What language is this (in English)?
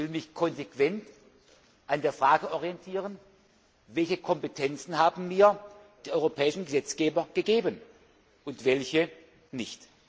German